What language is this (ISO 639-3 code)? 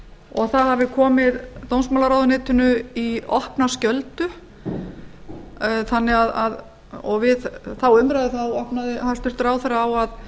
isl